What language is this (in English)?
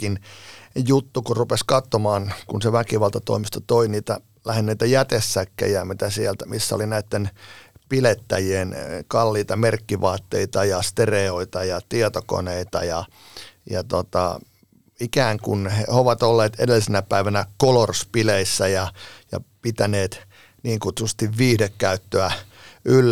Finnish